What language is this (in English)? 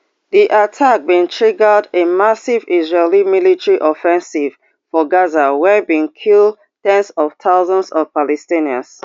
Nigerian Pidgin